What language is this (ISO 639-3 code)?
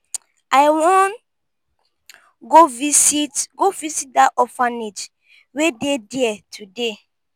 pcm